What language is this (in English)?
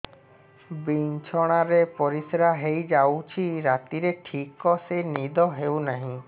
Odia